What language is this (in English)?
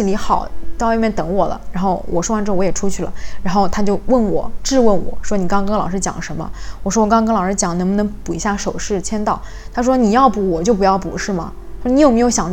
Chinese